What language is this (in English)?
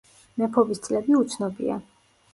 Georgian